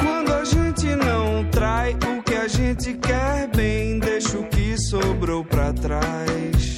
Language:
Italian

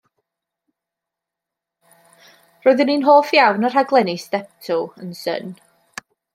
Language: Welsh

